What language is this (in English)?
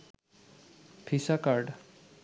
Bangla